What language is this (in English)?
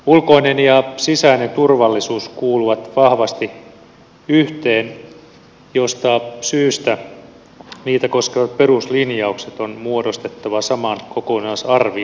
Finnish